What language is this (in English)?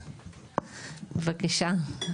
Hebrew